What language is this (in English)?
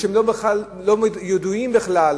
Hebrew